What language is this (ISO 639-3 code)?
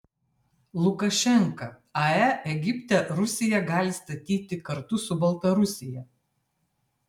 lit